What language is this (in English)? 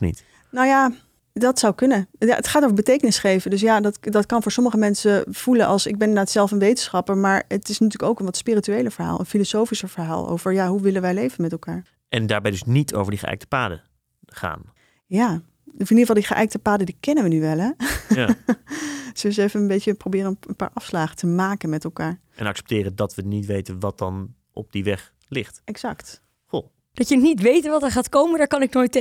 Dutch